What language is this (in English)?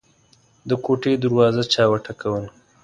Pashto